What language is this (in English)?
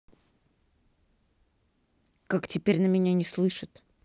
Russian